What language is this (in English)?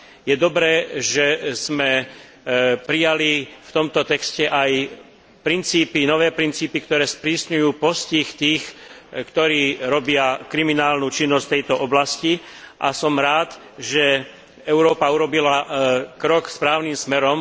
Slovak